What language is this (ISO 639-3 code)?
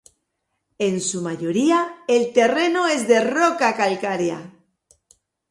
spa